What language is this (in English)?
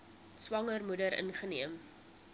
Afrikaans